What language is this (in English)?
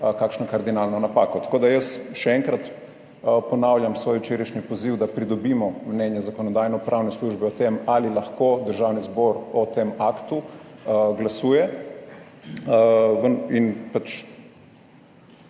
Slovenian